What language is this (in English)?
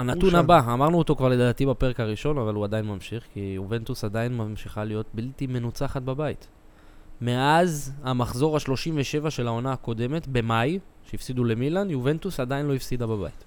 Hebrew